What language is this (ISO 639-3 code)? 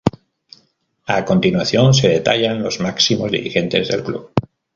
spa